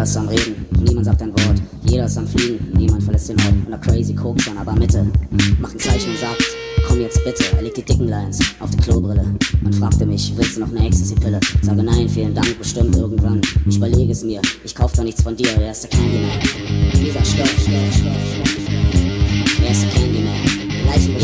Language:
Romanian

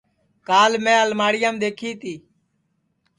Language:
Sansi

